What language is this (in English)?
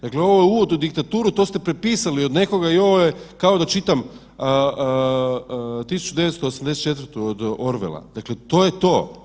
Croatian